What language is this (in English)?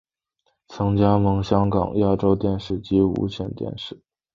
Chinese